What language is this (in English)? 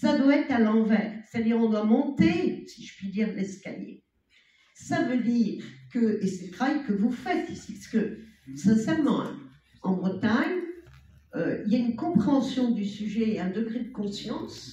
French